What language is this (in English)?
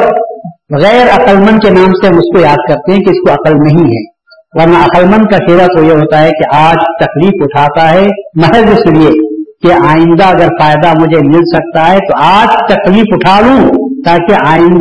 Urdu